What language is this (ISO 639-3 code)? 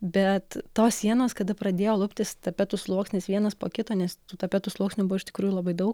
lit